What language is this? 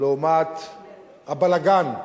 Hebrew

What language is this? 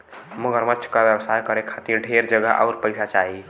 Bhojpuri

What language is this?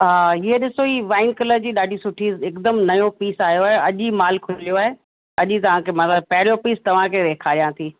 Sindhi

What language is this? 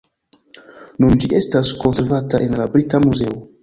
Esperanto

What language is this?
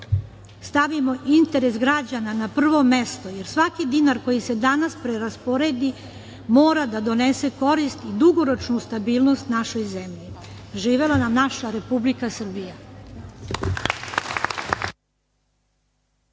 Serbian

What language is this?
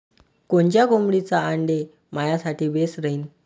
Marathi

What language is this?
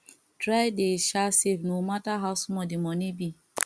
Nigerian Pidgin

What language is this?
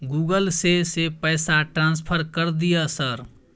Maithili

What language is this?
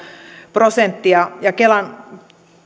Finnish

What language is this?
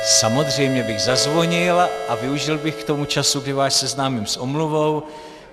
Czech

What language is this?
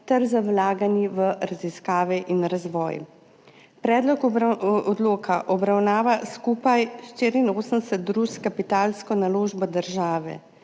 Slovenian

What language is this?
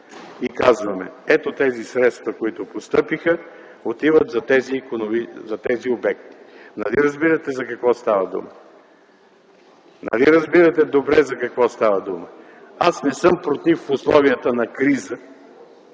Bulgarian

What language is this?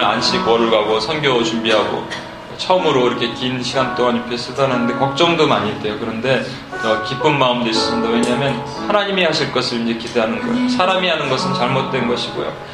Korean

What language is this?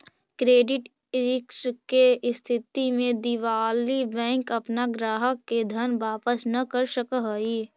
Magahi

